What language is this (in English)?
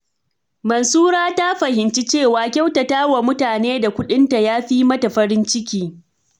Hausa